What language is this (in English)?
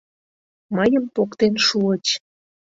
Mari